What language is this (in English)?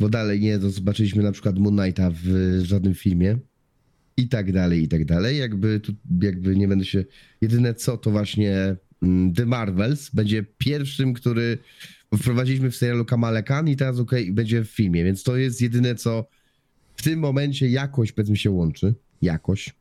Polish